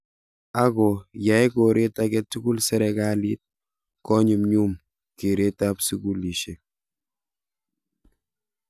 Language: Kalenjin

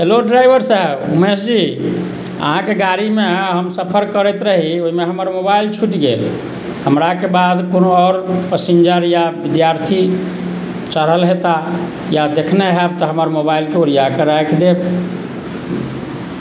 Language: Maithili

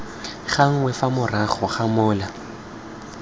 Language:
Tswana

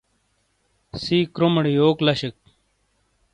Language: Shina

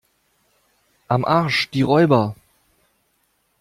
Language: German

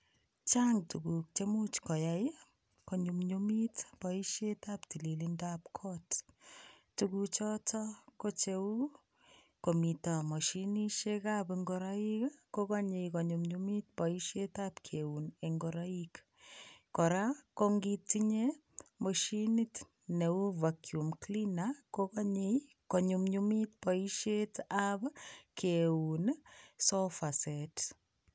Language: Kalenjin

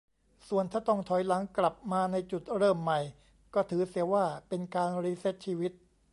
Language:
Thai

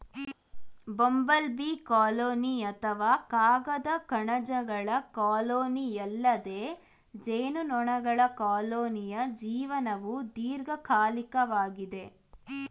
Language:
Kannada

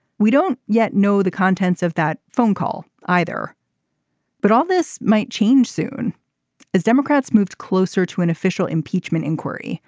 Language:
English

